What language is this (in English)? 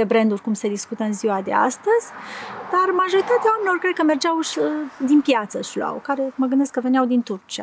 Romanian